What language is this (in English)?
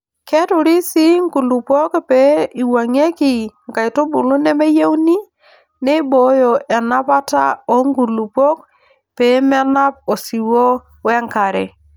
Masai